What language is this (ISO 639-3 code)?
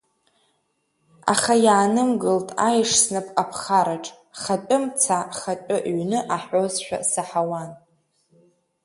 abk